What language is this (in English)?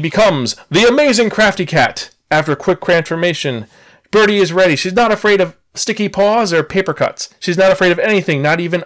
English